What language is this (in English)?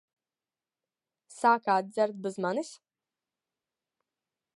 Latvian